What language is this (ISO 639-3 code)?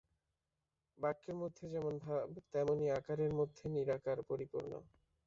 ben